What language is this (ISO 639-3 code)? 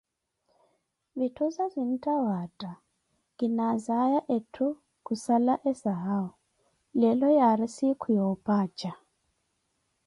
eko